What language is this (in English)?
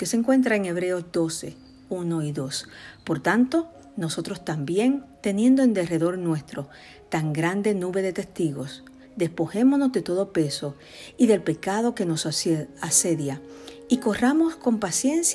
Spanish